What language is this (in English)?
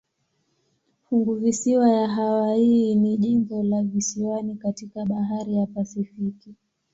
Swahili